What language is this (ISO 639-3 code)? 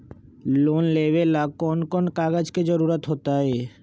mag